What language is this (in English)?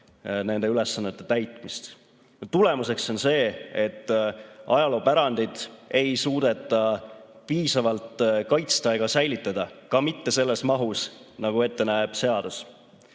Estonian